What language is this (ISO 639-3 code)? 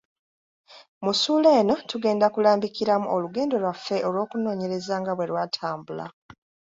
lug